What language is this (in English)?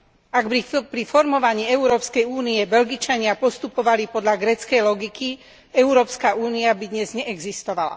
Slovak